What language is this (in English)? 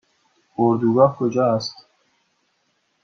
Persian